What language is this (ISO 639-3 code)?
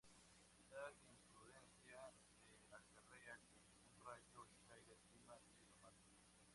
spa